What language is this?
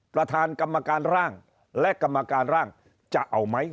Thai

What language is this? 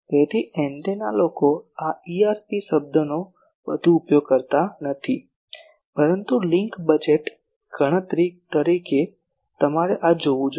Gujarati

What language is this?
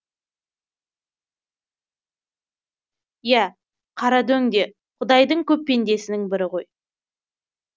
Kazakh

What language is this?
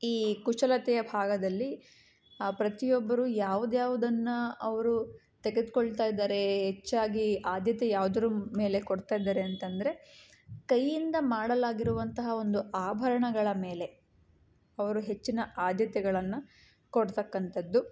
Kannada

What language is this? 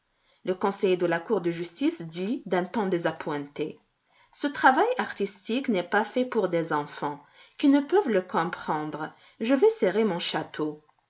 French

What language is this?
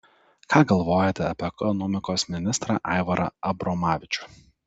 Lithuanian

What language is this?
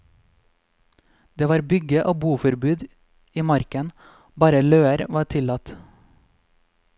Norwegian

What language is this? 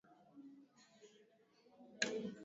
Swahili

